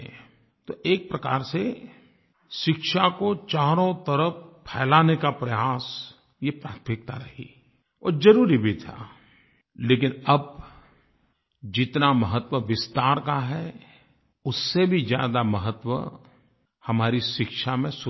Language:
Hindi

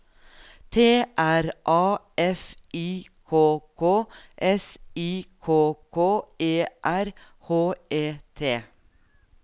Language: Norwegian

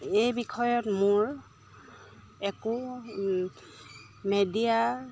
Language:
Assamese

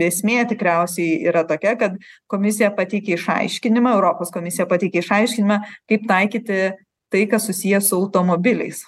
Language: Lithuanian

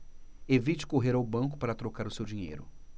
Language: Portuguese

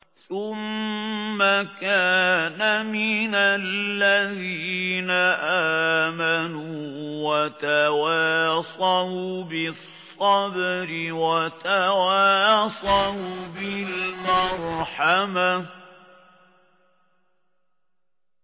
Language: Arabic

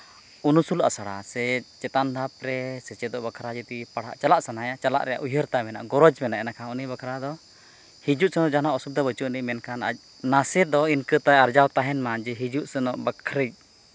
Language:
Santali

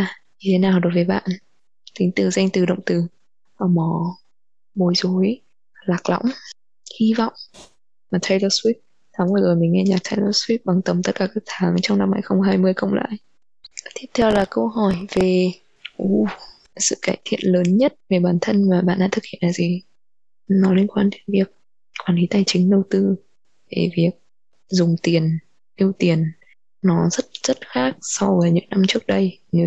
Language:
Vietnamese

